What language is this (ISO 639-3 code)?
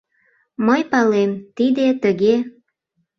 chm